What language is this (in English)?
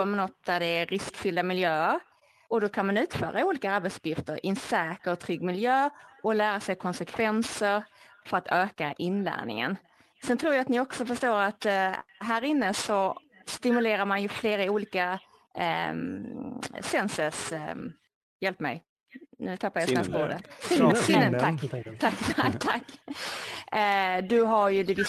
Swedish